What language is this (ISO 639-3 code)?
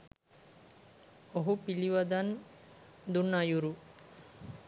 sin